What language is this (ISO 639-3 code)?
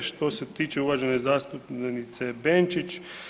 hrv